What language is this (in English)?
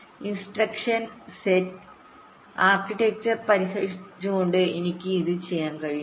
Malayalam